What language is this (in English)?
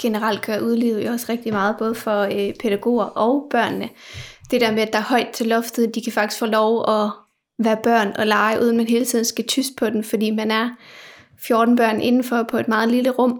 Danish